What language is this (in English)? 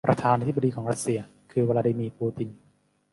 Thai